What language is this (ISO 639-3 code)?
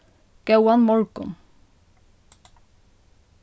fao